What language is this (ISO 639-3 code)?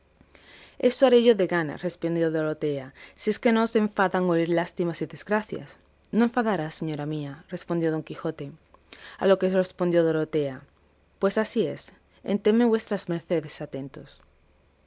spa